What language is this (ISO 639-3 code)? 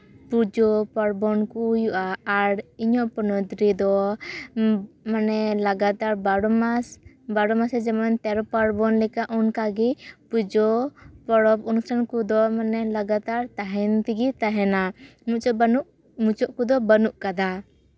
sat